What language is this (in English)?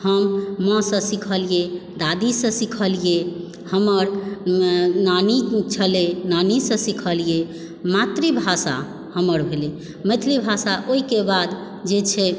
Maithili